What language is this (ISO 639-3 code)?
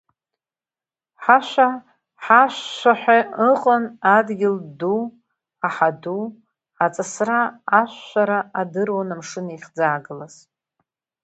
abk